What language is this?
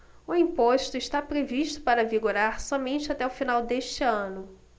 Portuguese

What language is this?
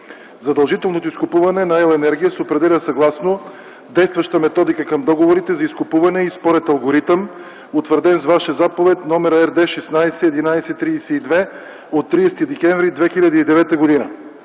Bulgarian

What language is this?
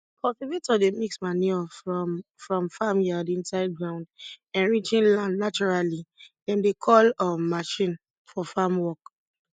Nigerian Pidgin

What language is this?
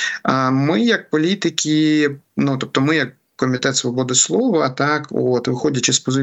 Ukrainian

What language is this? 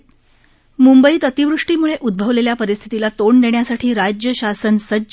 Marathi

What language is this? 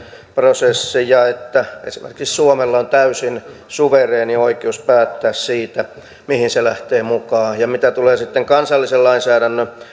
Finnish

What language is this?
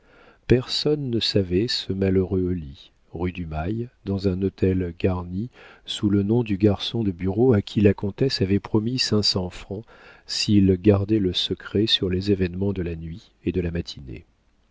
French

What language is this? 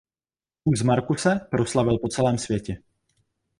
Czech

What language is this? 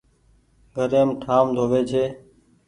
Goaria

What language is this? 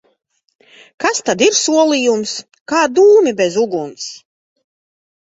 Latvian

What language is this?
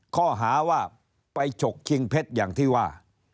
Thai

